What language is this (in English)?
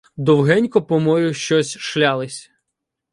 Ukrainian